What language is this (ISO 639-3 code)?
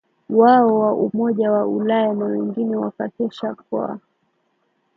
swa